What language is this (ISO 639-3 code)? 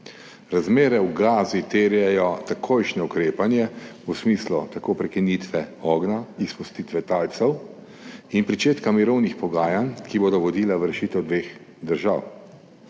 slv